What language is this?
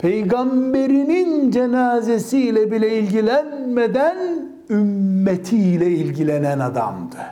Turkish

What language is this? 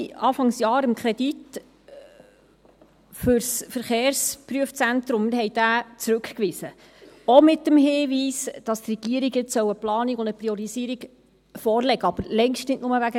Swiss German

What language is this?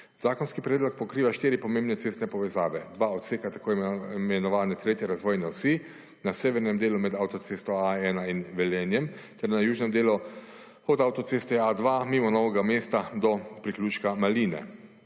Slovenian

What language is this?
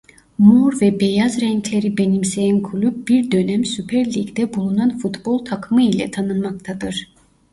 Turkish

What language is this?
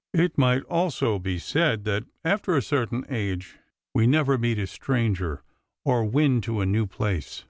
English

